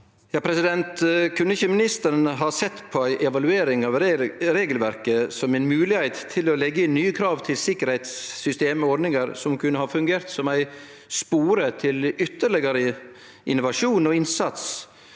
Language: Norwegian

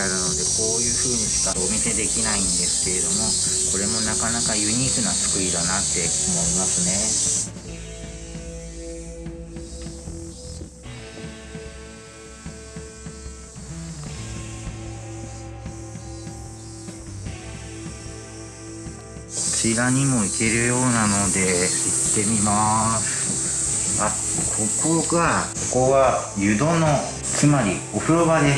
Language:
Japanese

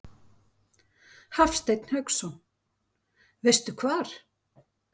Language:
Icelandic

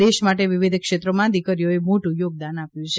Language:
Gujarati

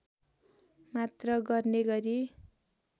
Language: Nepali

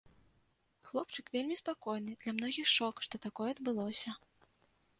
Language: Belarusian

